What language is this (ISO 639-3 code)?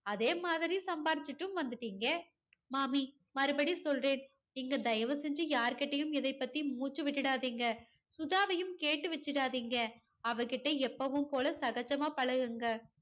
tam